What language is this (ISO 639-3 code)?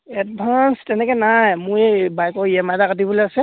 asm